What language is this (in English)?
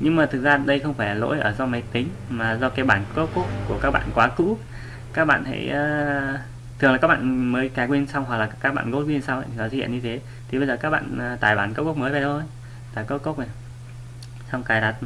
Vietnamese